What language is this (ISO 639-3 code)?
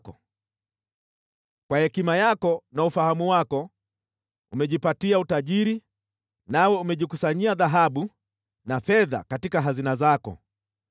swa